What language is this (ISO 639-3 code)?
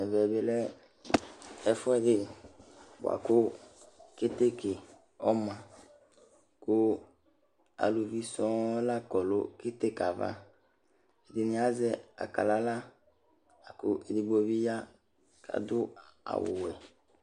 kpo